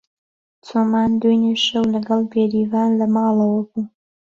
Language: Central Kurdish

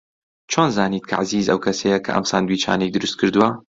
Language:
Central Kurdish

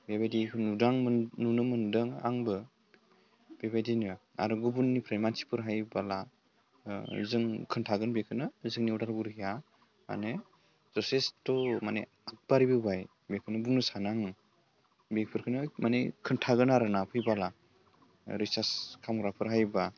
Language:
Bodo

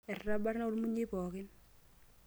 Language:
Masai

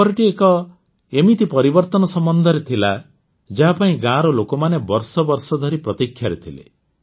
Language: Odia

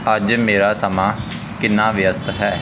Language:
Punjabi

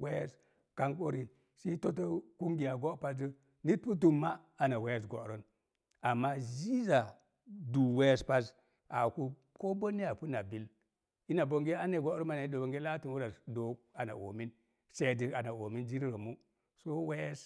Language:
Mom Jango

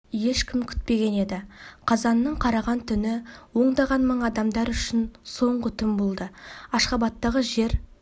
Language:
Kazakh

